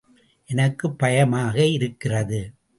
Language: Tamil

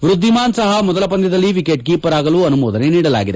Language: Kannada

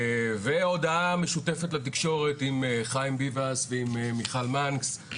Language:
Hebrew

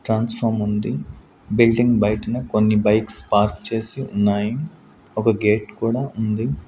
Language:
Telugu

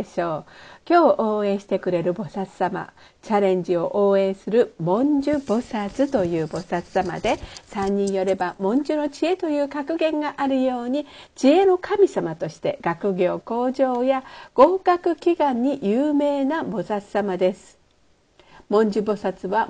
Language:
Japanese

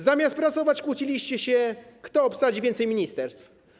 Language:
Polish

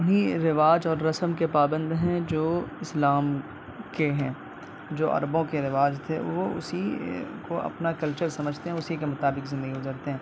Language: Urdu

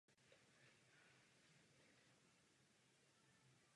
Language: Czech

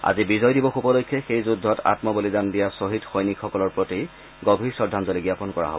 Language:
Assamese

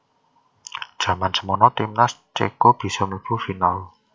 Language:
Javanese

